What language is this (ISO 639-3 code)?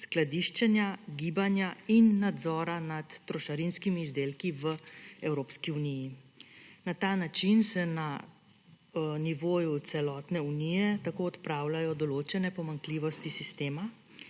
slv